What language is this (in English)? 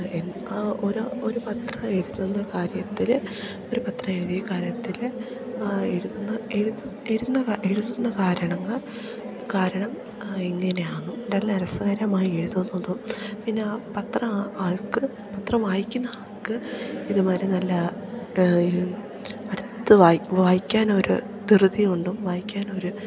Malayalam